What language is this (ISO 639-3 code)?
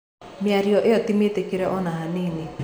kik